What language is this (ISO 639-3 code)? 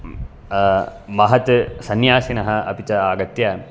san